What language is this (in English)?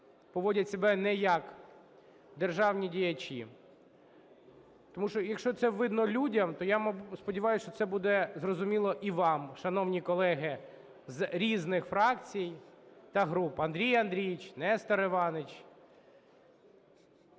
Ukrainian